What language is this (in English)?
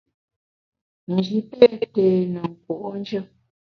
Bamun